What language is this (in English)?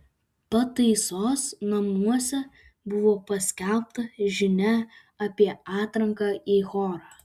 Lithuanian